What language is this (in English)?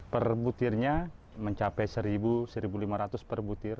Indonesian